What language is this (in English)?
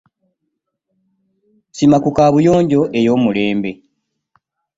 Ganda